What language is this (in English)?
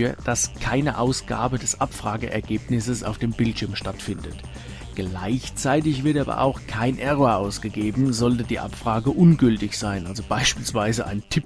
German